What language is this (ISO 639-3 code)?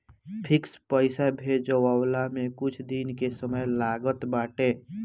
bho